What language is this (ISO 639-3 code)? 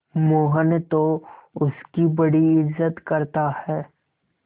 hin